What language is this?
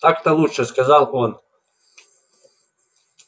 Russian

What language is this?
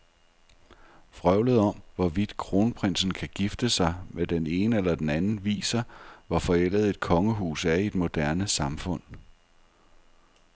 Danish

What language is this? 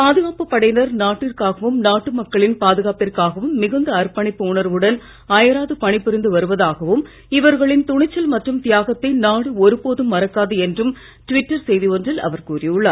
Tamil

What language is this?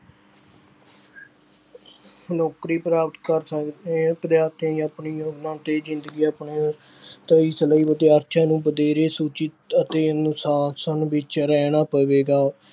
Punjabi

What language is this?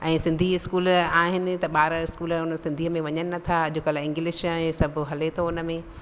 Sindhi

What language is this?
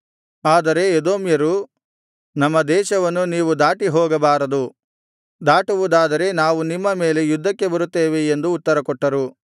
Kannada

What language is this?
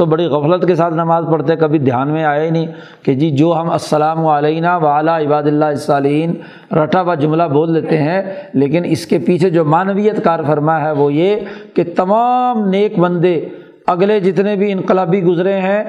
Urdu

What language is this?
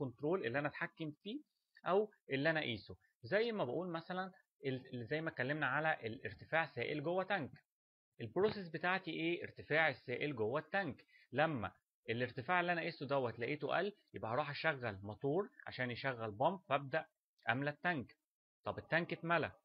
Arabic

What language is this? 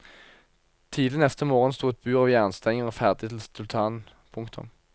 Norwegian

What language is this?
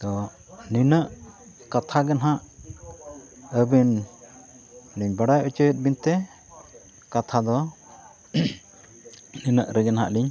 Santali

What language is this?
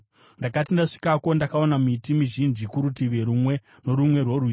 Shona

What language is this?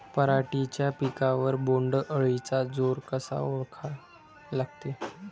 Marathi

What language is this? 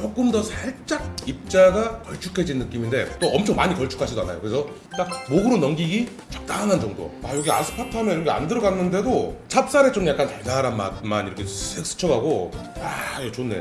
Korean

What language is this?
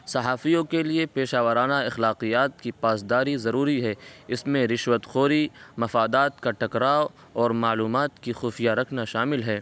Urdu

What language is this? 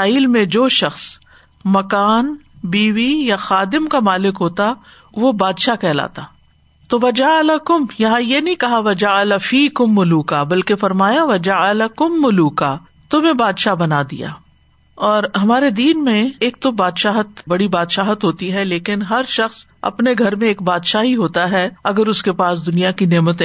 Urdu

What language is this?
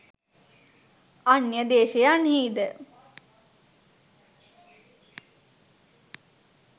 Sinhala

